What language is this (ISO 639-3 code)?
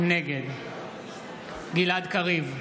heb